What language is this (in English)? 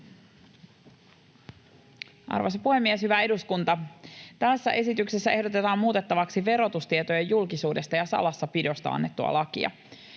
Finnish